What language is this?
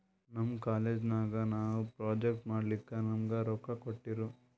Kannada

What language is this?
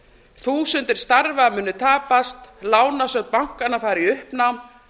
Icelandic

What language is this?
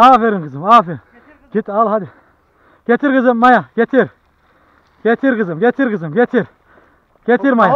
Turkish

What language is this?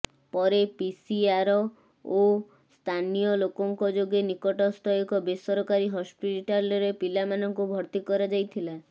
Odia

